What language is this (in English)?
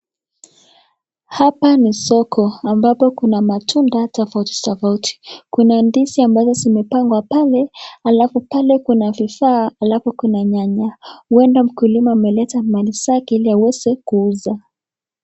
Swahili